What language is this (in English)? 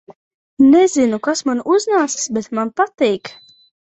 Latvian